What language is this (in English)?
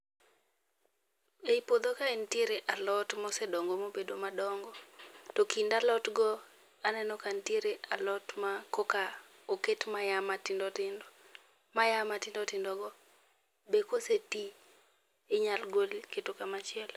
Luo (Kenya and Tanzania)